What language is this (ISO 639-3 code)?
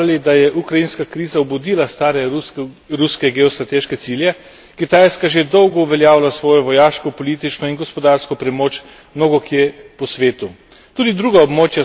slv